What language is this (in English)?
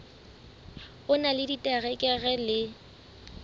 Southern Sotho